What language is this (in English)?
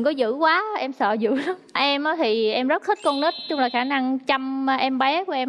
Vietnamese